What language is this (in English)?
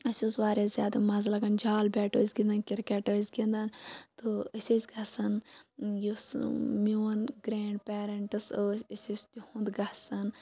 Kashmiri